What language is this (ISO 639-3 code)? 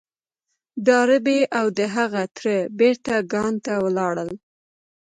pus